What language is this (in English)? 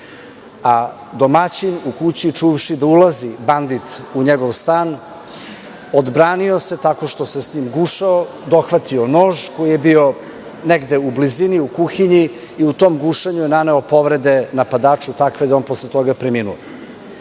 Serbian